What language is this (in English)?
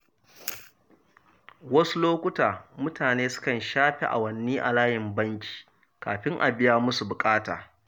Hausa